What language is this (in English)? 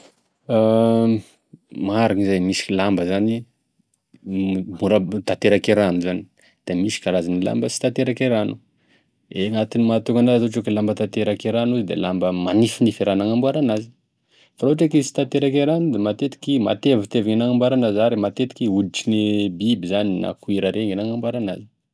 Tesaka Malagasy